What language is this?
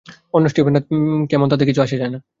Bangla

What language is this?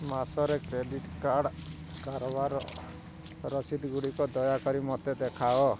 Odia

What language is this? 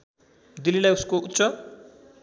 Nepali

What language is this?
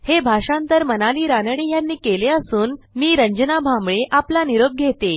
Marathi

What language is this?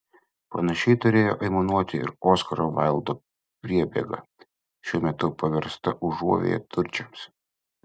Lithuanian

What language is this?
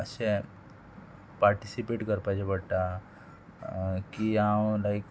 Konkani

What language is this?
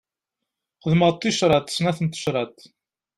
Kabyle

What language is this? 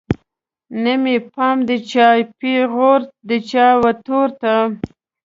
Pashto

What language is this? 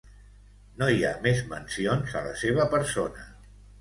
Catalan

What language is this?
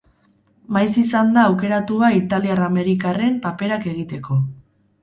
Basque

